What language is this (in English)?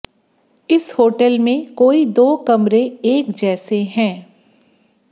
Hindi